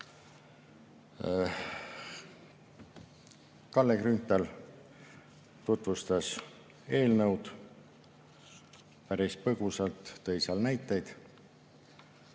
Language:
Estonian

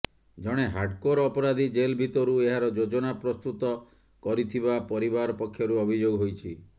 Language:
Odia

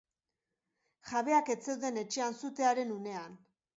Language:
Basque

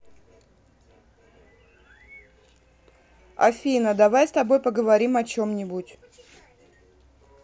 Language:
Russian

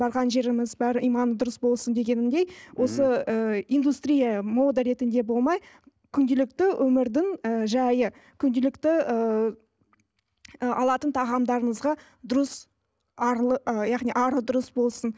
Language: Kazakh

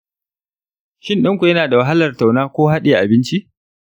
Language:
Hausa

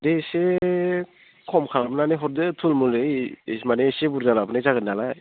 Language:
Bodo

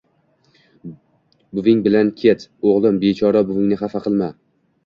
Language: Uzbek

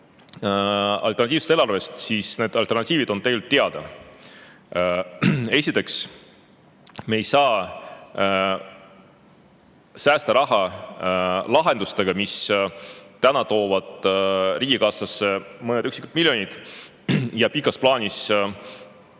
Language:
Estonian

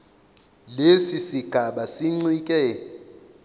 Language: Zulu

